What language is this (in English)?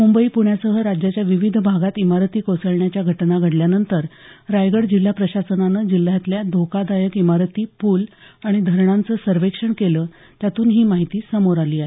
Marathi